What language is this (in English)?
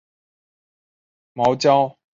Chinese